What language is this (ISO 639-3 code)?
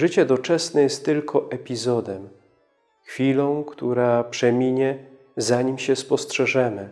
pol